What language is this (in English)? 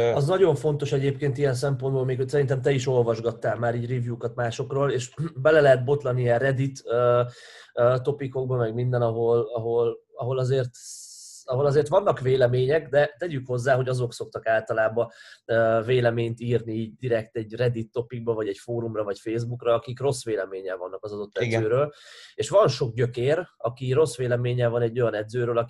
Hungarian